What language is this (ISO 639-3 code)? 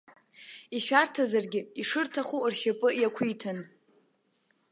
abk